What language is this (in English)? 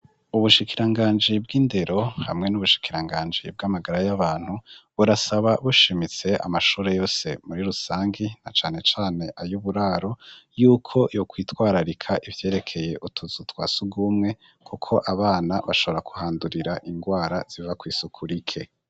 Rundi